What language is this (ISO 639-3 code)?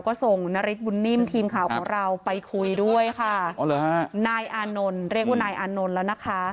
tha